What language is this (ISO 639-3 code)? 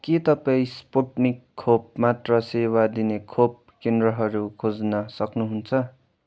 nep